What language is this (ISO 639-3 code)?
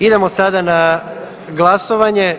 hrv